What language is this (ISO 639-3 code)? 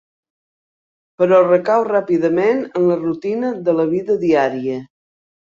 cat